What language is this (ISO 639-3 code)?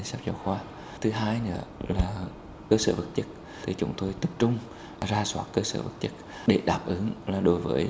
vie